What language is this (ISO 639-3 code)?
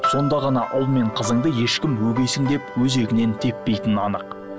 kaz